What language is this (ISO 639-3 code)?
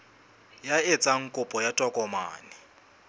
sot